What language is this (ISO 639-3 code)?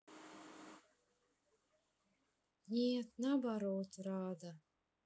rus